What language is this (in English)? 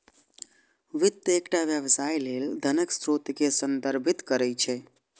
Maithili